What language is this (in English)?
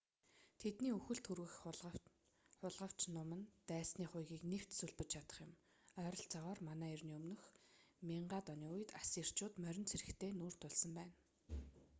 Mongolian